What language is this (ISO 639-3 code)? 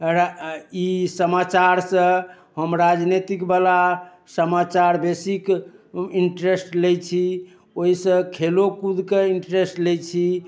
mai